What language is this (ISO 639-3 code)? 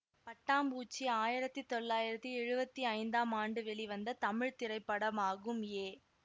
tam